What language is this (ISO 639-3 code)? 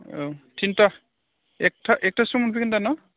brx